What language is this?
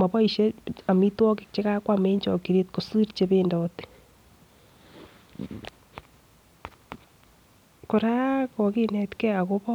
Kalenjin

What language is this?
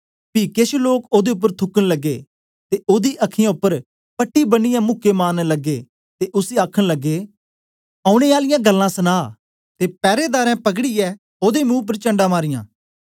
Dogri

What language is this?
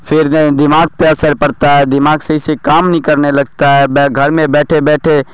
Urdu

